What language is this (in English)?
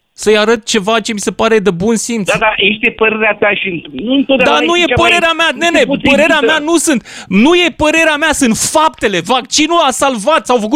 Romanian